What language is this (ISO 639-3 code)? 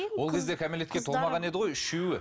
kaz